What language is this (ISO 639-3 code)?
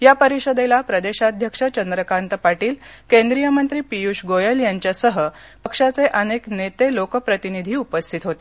mar